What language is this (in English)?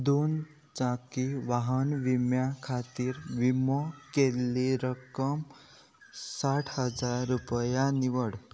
Konkani